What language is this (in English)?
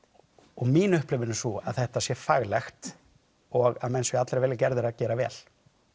Icelandic